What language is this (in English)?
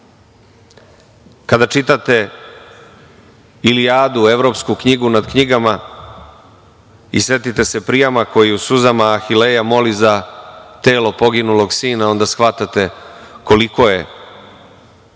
Serbian